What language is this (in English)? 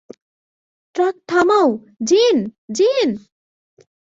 Bangla